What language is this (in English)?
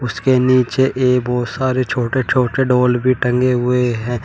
Hindi